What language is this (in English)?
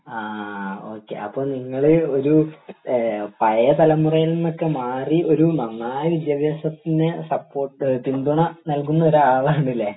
Malayalam